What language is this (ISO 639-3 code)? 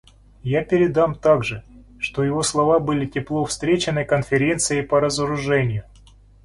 rus